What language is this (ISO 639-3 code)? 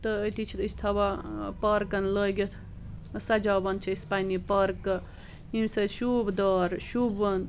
kas